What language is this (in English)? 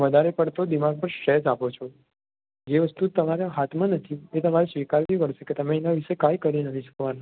Gujarati